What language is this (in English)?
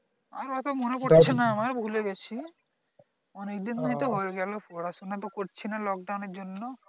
Bangla